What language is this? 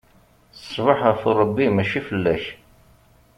Kabyle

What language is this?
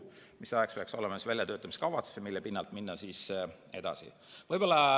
Estonian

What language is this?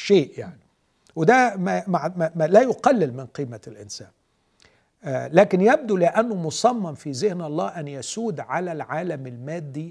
Arabic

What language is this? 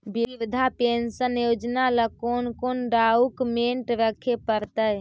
Magahi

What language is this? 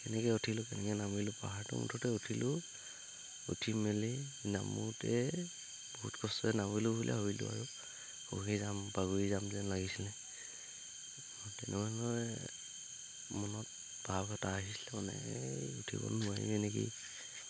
Assamese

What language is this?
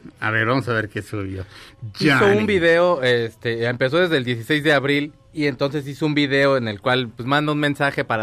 Spanish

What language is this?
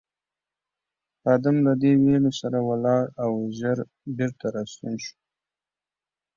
Pashto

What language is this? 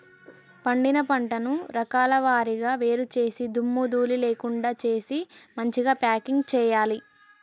Telugu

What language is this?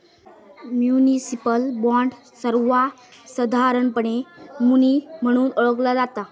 Marathi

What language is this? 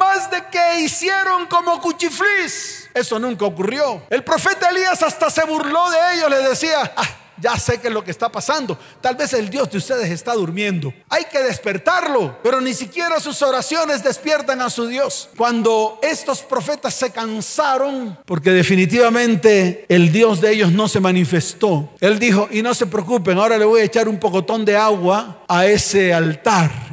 Spanish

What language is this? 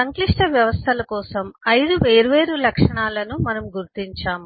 Telugu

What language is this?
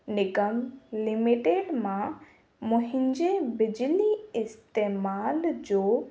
Sindhi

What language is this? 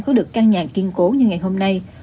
Vietnamese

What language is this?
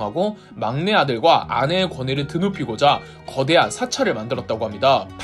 Korean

